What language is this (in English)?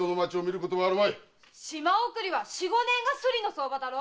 Japanese